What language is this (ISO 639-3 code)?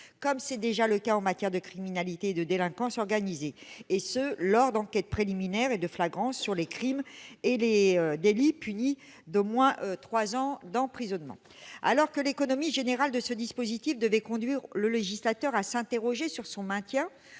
fra